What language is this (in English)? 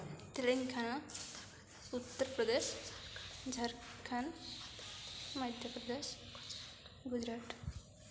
Odia